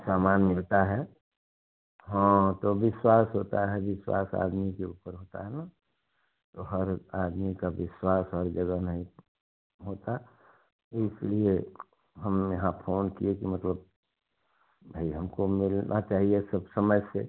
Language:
Hindi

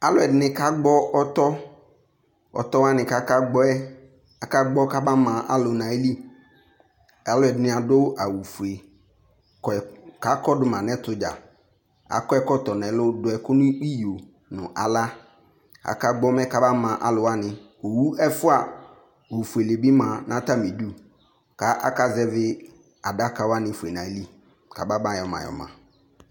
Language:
Ikposo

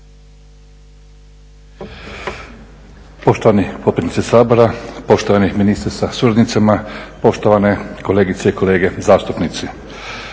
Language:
Croatian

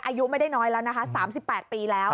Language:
Thai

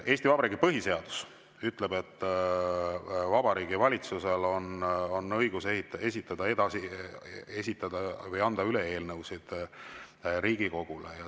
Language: Estonian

